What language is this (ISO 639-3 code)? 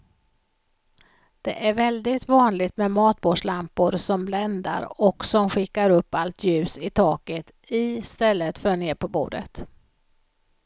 swe